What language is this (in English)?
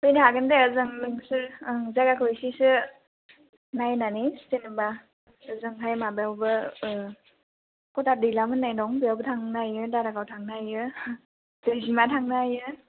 Bodo